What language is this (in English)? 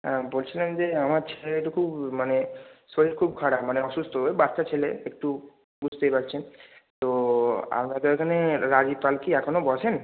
Bangla